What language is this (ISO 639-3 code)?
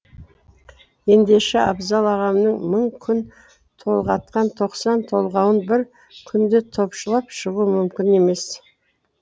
kaz